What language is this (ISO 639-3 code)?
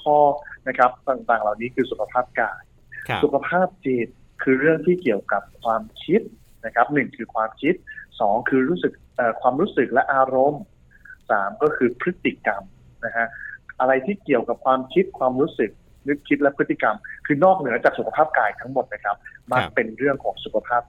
tha